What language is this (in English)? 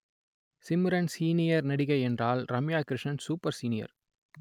Tamil